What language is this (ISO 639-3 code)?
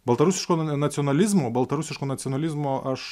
lit